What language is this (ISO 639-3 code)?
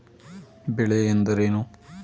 kan